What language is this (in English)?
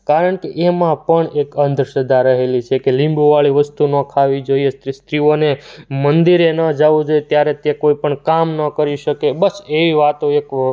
Gujarati